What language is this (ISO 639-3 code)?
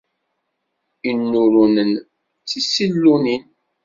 kab